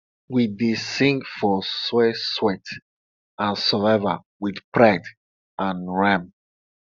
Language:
Nigerian Pidgin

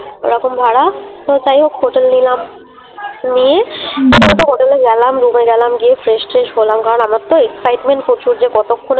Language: Bangla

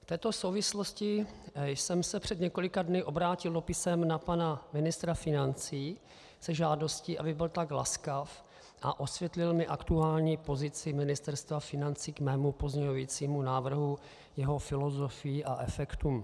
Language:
Czech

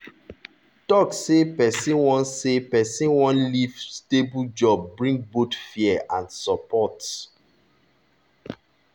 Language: Nigerian Pidgin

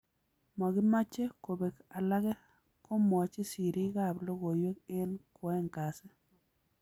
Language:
Kalenjin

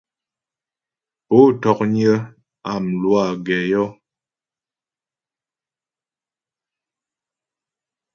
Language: Ghomala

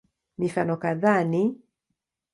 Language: Swahili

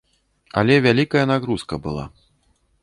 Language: Belarusian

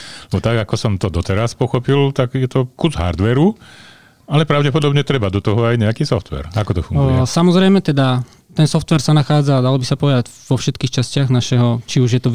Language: Slovak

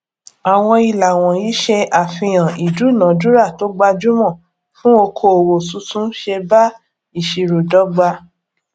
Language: Yoruba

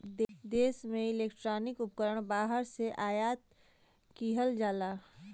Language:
Bhojpuri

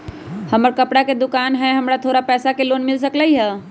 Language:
Magahi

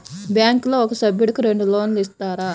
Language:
Telugu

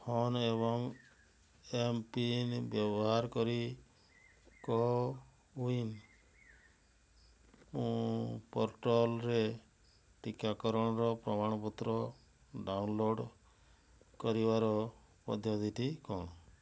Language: Odia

